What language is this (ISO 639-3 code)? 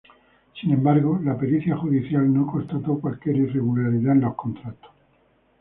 spa